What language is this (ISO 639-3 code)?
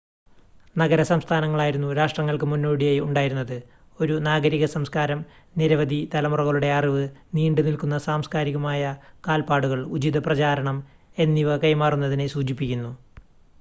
mal